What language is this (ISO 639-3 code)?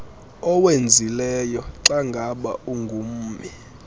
xho